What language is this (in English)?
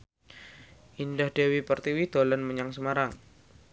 Javanese